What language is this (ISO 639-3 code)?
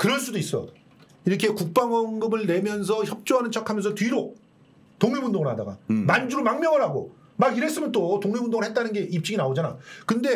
kor